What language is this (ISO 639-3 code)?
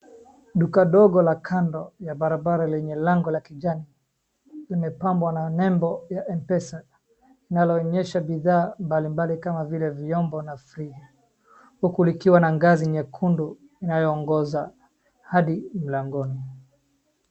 swa